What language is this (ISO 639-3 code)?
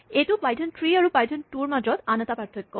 asm